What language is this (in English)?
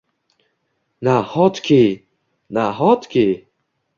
Uzbek